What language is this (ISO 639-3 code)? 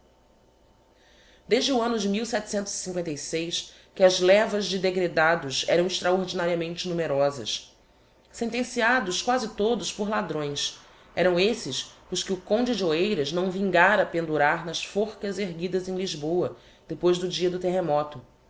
por